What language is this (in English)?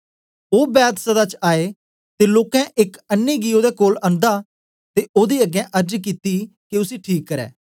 Dogri